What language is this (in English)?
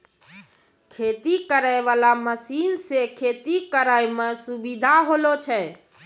Maithili